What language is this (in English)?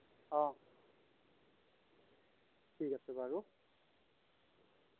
Assamese